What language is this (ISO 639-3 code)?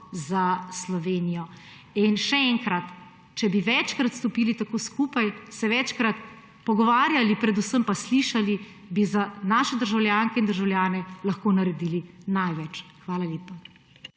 slv